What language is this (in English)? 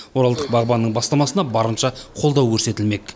Kazakh